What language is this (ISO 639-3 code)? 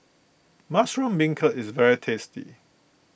eng